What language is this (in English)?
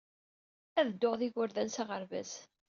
Kabyle